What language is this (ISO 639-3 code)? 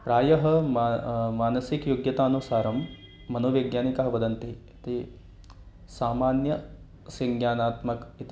san